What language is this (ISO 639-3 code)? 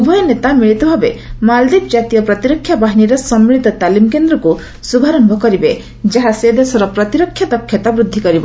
ori